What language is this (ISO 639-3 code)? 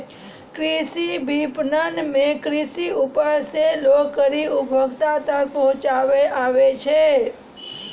mai